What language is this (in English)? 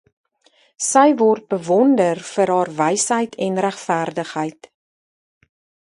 Afrikaans